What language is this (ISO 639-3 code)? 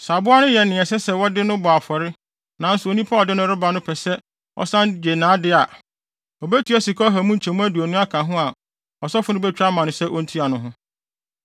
aka